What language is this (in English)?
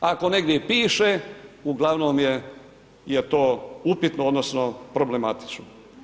Croatian